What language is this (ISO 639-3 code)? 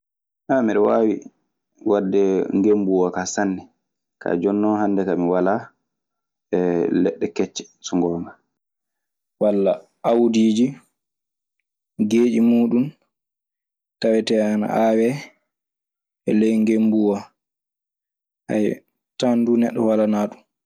ffm